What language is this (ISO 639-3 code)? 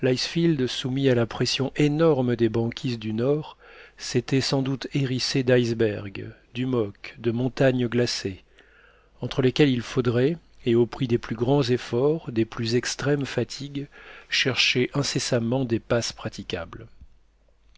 fra